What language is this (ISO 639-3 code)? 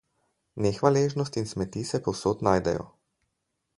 slv